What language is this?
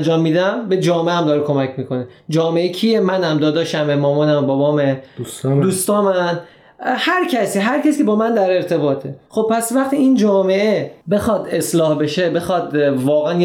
Persian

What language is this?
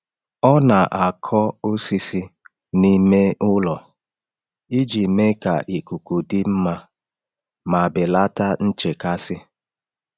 Igbo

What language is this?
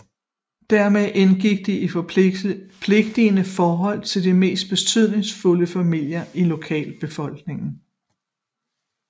Danish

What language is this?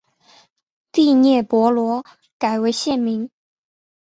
Chinese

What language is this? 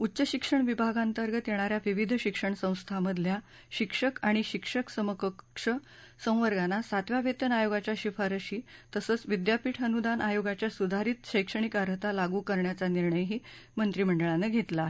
Marathi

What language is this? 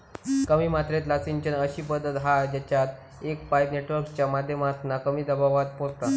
Marathi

